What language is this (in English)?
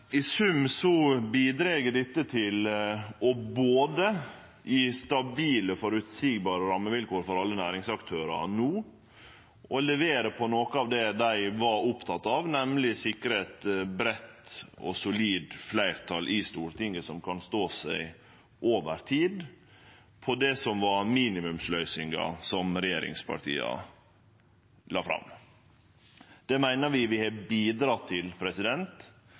Norwegian Nynorsk